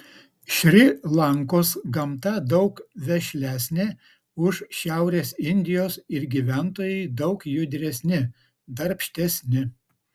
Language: Lithuanian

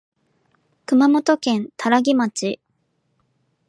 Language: Japanese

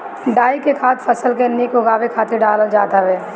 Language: Bhojpuri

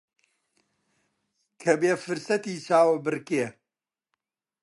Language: Central Kurdish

